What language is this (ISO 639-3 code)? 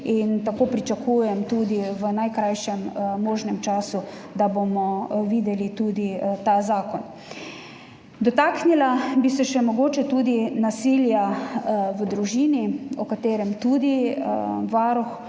slv